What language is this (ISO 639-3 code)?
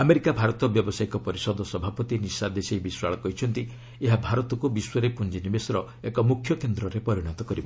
ori